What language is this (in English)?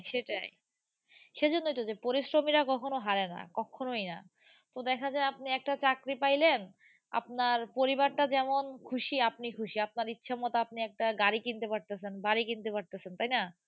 Bangla